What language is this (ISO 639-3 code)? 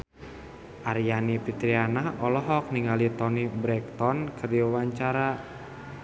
sun